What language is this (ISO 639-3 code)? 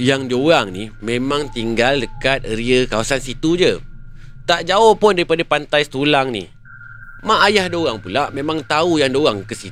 msa